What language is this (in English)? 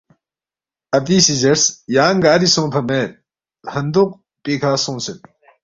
Balti